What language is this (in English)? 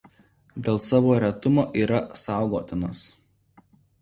Lithuanian